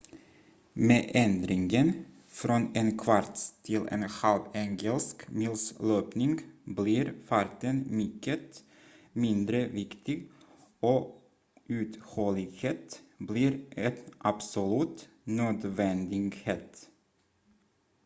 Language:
Swedish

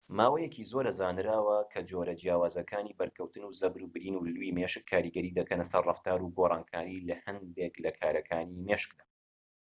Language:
Central Kurdish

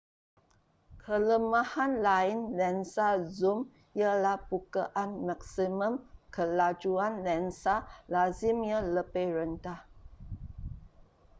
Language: Malay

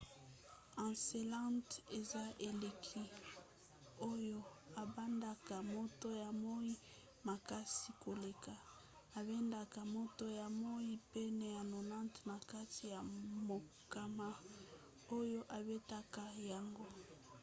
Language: Lingala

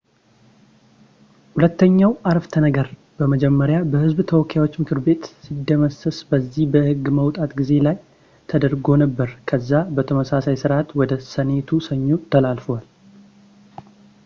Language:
Amharic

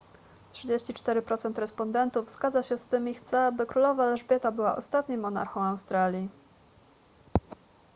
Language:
Polish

